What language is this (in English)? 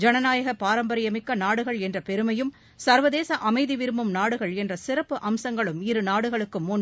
Tamil